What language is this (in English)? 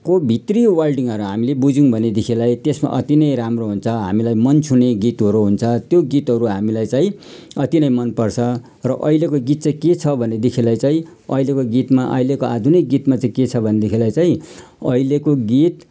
Nepali